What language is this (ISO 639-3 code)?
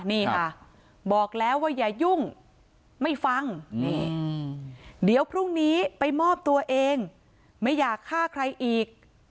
tha